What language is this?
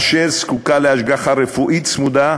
Hebrew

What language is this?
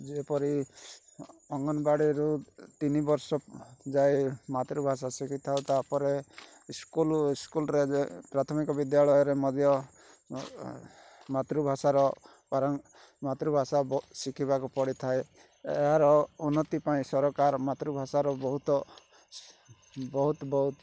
Odia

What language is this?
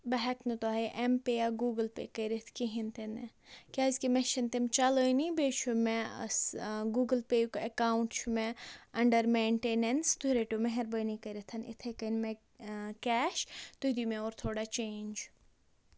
Kashmiri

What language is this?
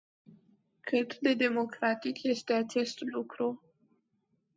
Romanian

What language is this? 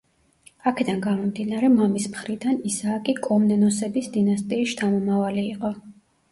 Georgian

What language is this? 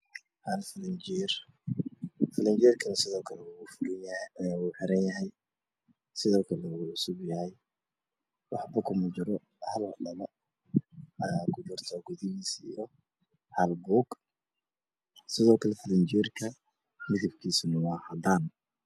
Somali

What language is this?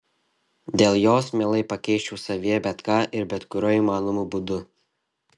Lithuanian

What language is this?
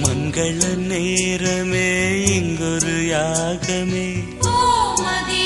Tamil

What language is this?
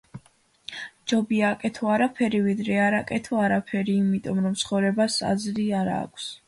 Georgian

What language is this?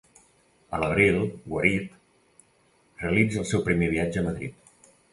Catalan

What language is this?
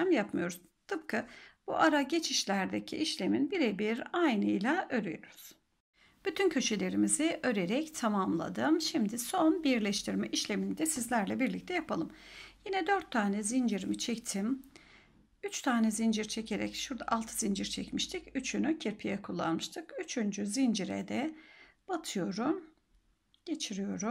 Turkish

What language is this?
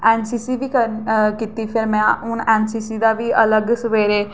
Dogri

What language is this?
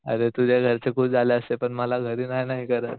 Marathi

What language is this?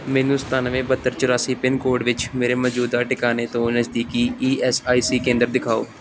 Punjabi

